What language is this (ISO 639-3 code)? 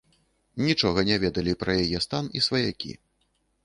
bel